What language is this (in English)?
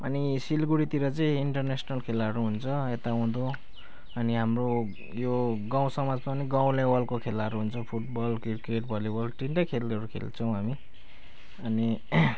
Nepali